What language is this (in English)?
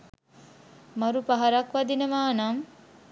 Sinhala